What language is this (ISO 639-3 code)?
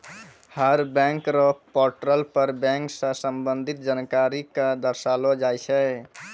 mai